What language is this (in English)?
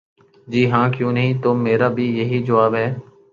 Urdu